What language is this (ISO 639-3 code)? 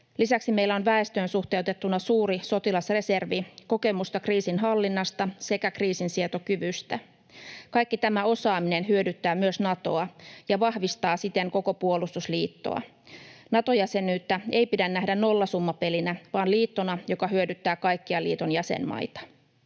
fin